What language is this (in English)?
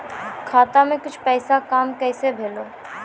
Maithili